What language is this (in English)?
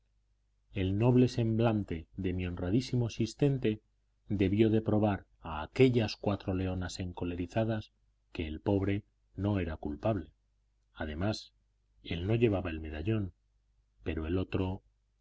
Spanish